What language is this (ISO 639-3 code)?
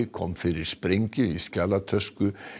isl